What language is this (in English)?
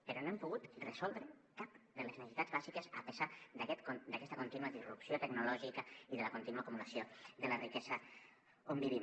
Catalan